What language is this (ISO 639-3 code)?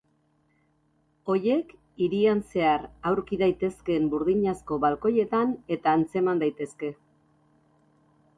eus